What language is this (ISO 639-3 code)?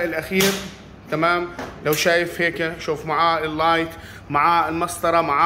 ara